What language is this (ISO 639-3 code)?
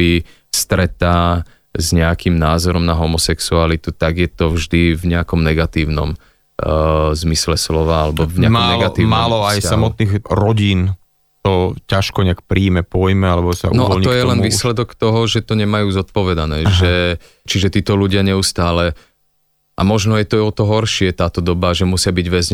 slk